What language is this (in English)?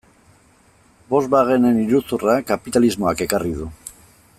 Basque